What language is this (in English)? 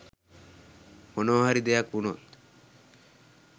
Sinhala